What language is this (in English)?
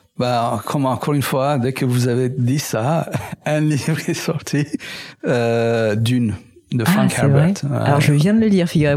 French